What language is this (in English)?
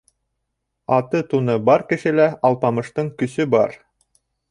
Bashkir